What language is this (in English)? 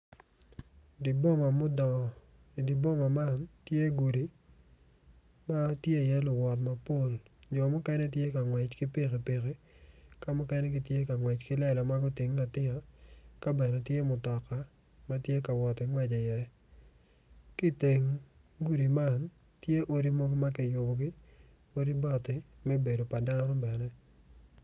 Acoli